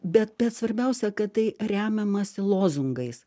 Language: Lithuanian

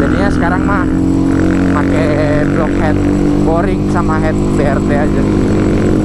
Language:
Indonesian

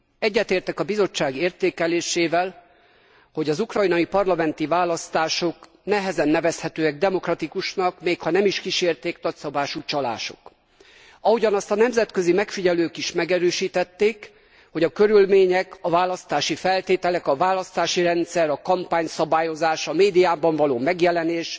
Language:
Hungarian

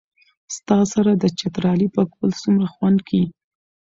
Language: Pashto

